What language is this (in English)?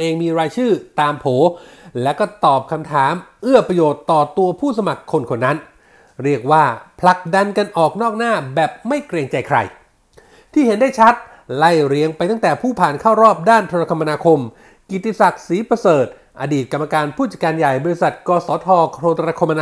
Thai